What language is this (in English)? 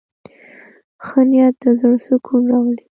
Pashto